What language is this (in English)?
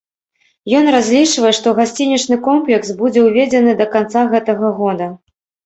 Belarusian